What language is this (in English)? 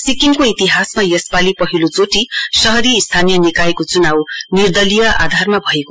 Nepali